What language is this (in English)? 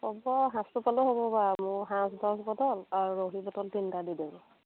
Assamese